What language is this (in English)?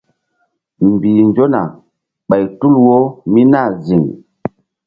Mbum